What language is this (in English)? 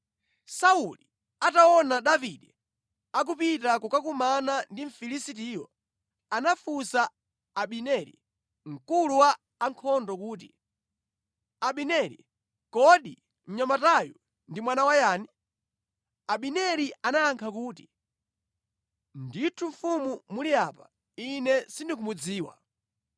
Nyanja